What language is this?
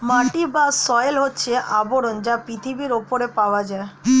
Bangla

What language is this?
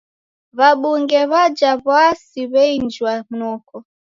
Taita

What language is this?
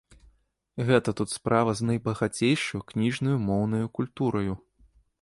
Belarusian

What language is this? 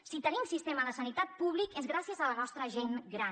Catalan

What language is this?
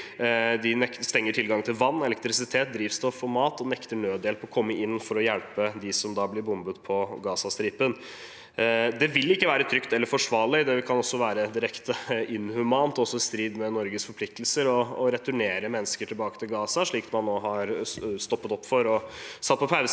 Norwegian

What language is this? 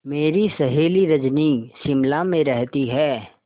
Hindi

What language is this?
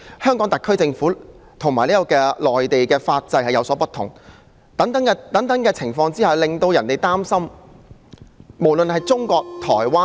Cantonese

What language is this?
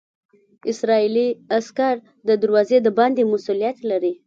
Pashto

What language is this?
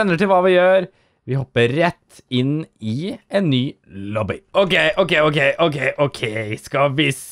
Norwegian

